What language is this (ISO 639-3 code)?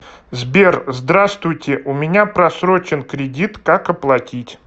rus